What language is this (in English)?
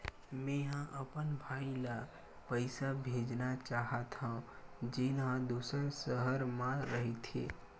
Chhattisgarhi